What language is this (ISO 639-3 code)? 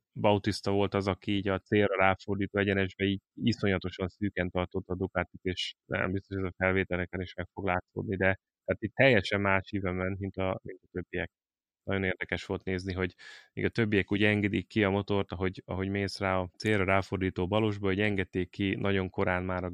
hun